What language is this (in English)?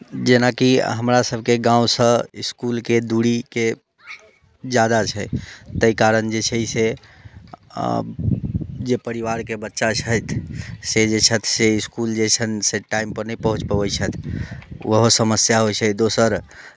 Maithili